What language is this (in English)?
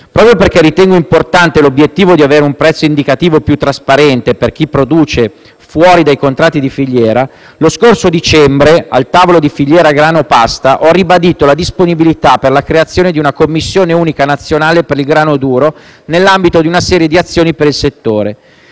Italian